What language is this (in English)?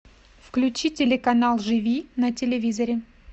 Russian